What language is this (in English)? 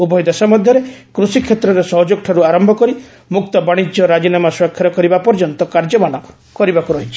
Odia